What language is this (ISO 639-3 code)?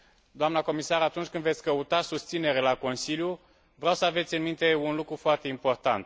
ron